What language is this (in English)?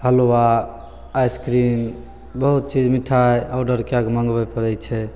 Maithili